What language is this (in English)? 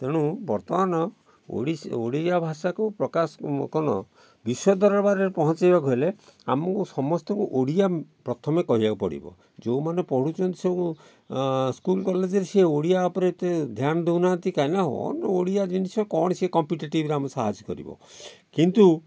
Odia